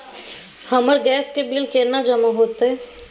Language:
Maithili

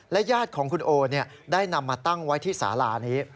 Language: Thai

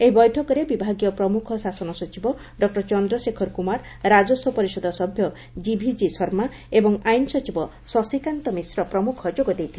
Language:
Odia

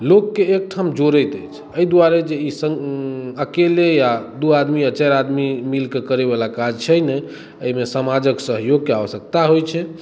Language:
Maithili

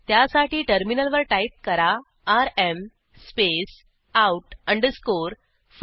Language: Marathi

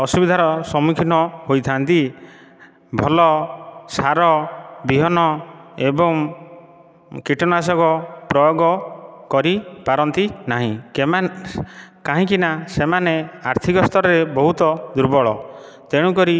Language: Odia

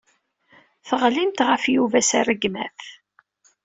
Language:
Kabyle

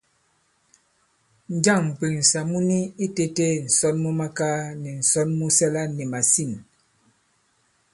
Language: Bankon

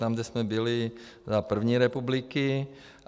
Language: Czech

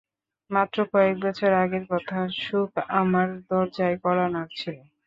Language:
Bangla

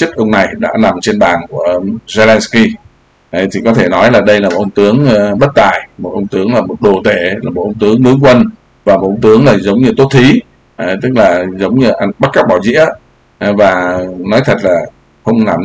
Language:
Vietnamese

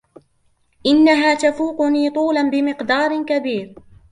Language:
Arabic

